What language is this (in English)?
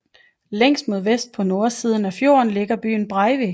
Danish